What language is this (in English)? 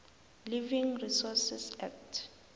South Ndebele